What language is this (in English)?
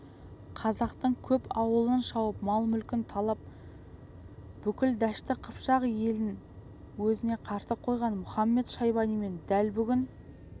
Kazakh